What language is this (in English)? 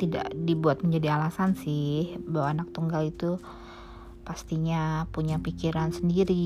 Indonesian